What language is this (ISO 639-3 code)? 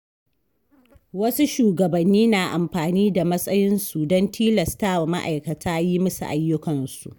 hau